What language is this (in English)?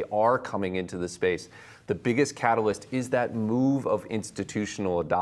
Vietnamese